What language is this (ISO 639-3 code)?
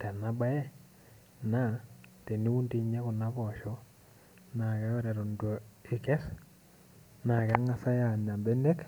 mas